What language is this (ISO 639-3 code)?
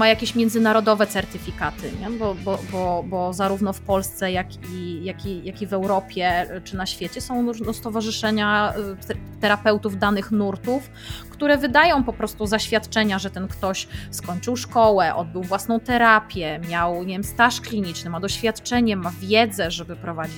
pol